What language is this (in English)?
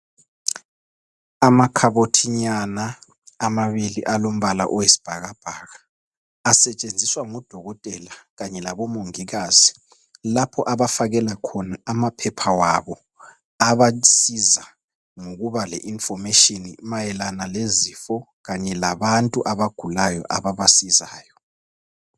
North Ndebele